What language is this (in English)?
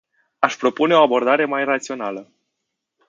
Romanian